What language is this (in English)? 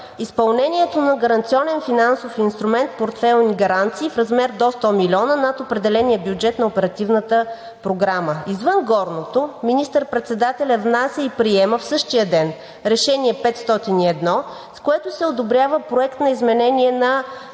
Bulgarian